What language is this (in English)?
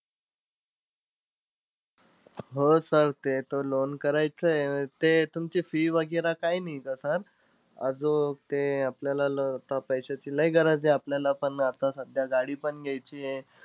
Marathi